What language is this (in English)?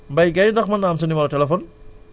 Wolof